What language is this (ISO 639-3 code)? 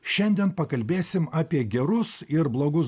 lit